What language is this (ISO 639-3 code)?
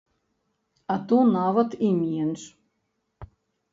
bel